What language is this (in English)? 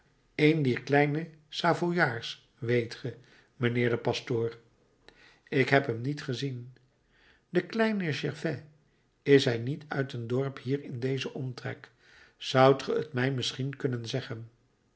Dutch